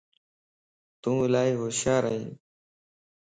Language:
Lasi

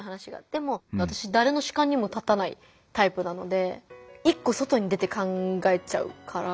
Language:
Japanese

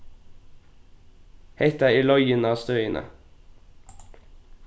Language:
Faroese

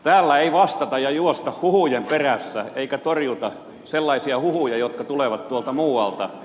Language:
Finnish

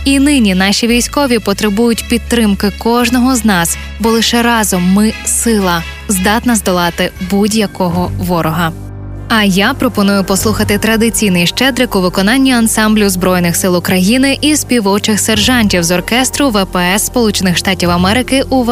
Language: Ukrainian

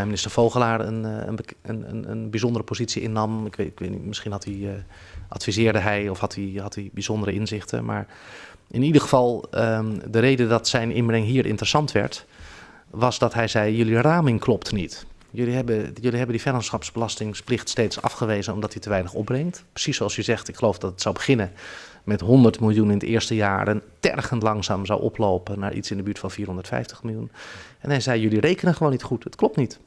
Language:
Dutch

